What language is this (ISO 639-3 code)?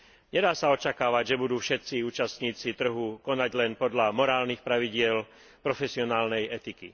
slk